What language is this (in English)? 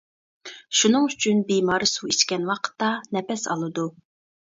Uyghur